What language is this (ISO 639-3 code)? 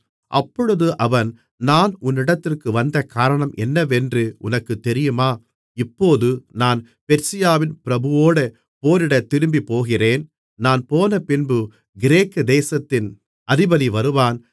tam